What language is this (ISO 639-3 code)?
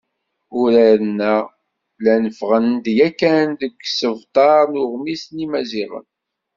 kab